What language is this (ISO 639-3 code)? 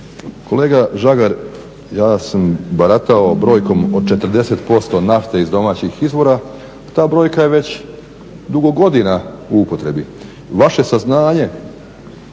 hrv